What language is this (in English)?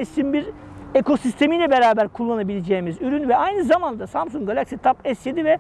Turkish